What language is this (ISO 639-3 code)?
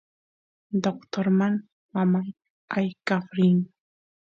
qus